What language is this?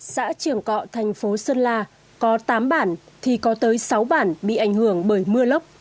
Vietnamese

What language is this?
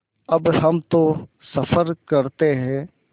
Hindi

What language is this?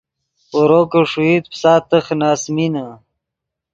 Yidgha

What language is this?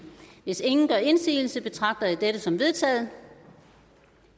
Danish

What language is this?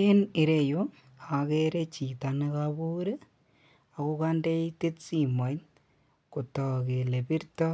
Kalenjin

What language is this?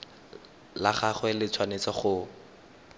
Tswana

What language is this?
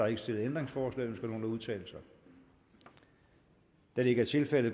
Danish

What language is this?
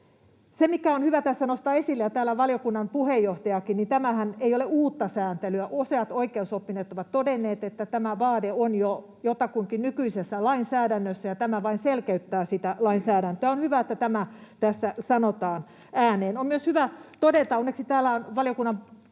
Finnish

